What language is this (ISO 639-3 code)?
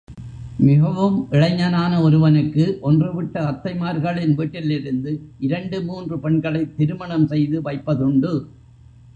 tam